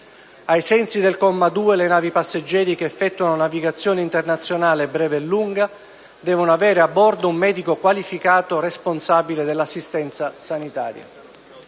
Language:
Italian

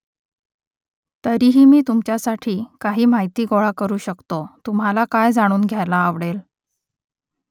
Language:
Marathi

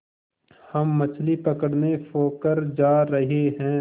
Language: Hindi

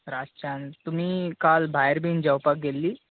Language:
Konkani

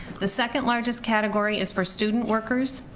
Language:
English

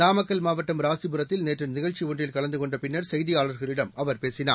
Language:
Tamil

